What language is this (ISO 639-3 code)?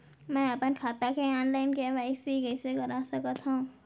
hne